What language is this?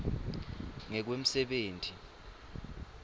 Swati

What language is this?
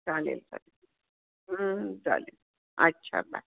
Marathi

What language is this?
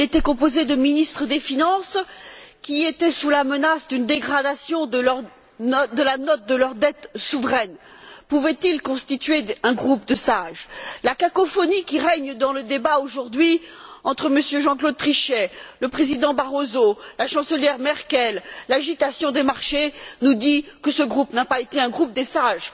French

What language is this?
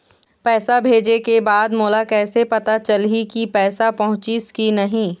Chhattisgarhi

